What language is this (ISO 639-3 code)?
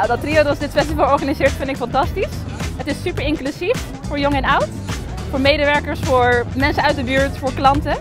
nld